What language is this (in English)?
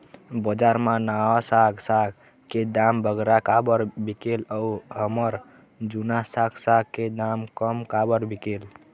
Chhattisgarhi